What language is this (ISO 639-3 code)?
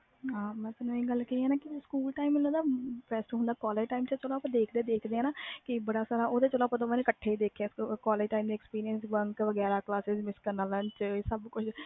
pan